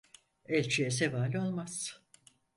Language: Turkish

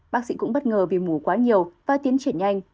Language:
Vietnamese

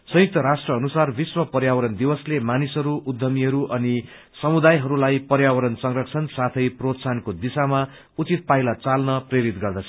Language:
Nepali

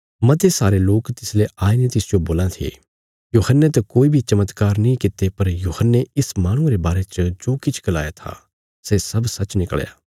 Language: Bilaspuri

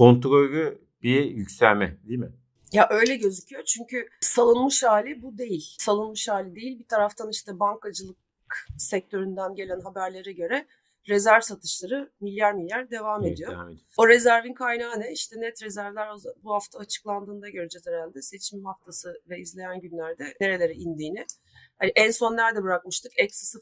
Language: Turkish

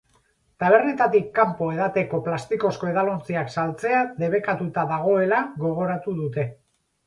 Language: Basque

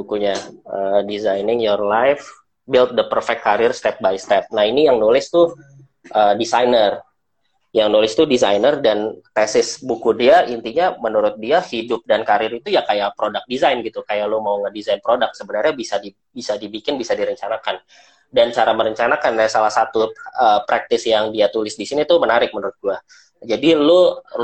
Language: Indonesian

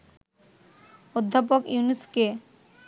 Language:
Bangla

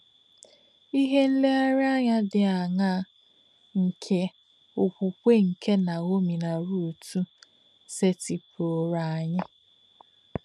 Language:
Igbo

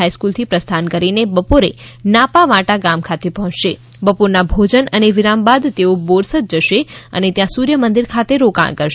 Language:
Gujarati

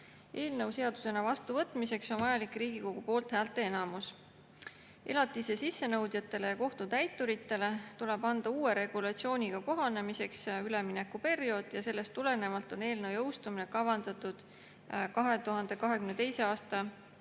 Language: Estonian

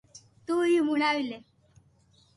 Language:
Loarki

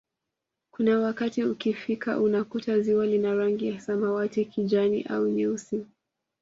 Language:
Swahili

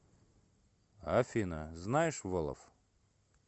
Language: Russian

